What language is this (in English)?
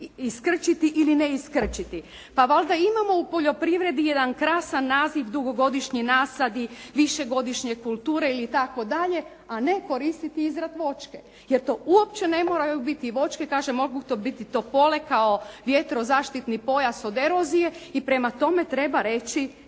Croatian